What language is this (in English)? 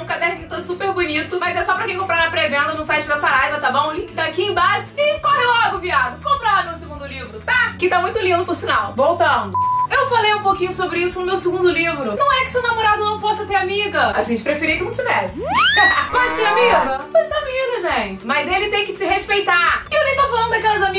Portuguese